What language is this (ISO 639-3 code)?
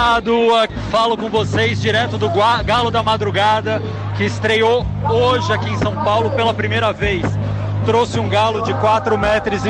por